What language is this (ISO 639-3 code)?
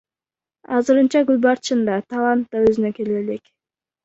kir